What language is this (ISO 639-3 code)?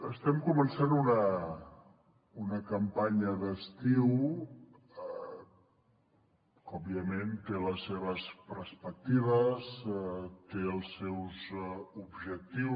cat